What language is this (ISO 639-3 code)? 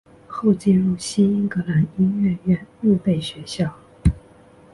zho